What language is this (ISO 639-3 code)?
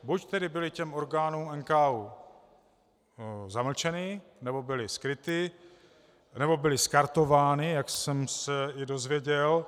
ces